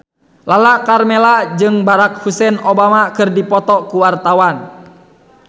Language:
Sundanese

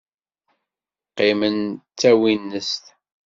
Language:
Kabyle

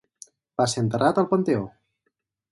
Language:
Catalan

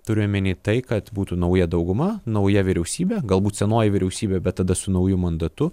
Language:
Lithuanian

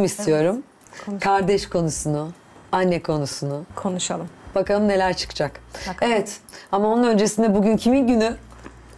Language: Turkish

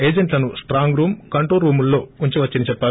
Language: Telugu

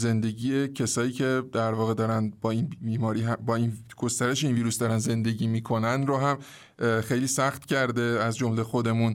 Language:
Persian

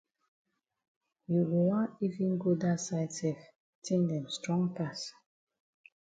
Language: Cameroon Pidgin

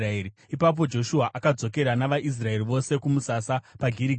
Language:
Shona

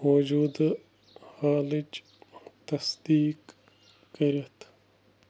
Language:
Kashmiri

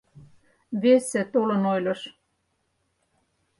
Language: Mari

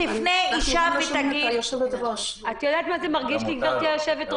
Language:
Hebrew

